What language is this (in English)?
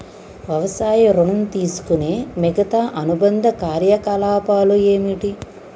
Telugu